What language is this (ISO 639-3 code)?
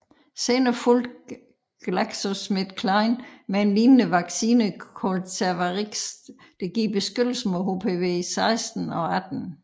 dan